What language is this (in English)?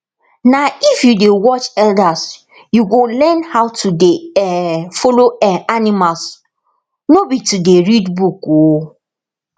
Nigerian Pidgin